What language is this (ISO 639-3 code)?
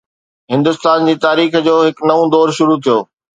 snd